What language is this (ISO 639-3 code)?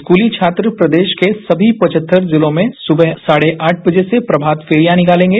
hin